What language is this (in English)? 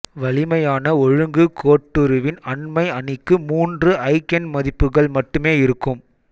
Tamil